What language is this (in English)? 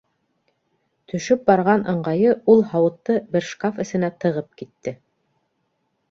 Bashkir